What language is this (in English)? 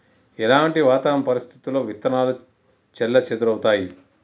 Telugu